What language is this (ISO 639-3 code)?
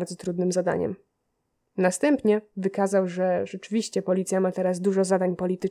pol